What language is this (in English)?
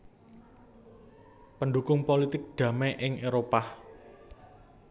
Javanese